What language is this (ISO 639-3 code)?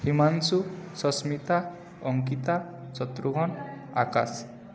ori